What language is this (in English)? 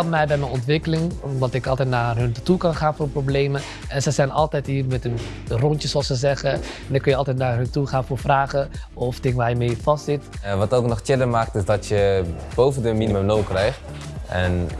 Dutch